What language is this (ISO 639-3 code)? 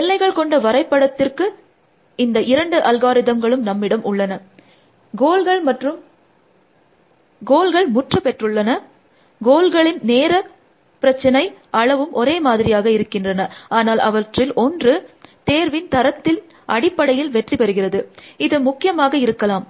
tam